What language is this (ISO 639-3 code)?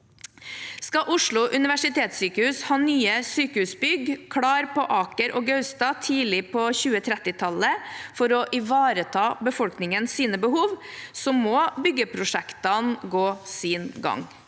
nor